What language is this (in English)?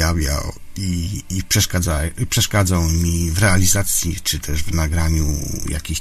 Polish